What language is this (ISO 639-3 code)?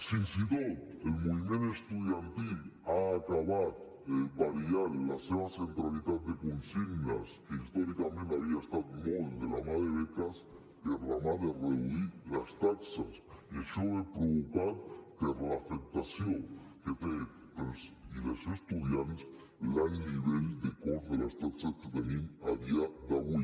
cat